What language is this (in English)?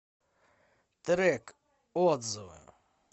Russian